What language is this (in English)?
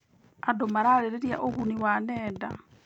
Kikuyu